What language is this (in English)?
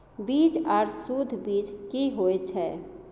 Maithili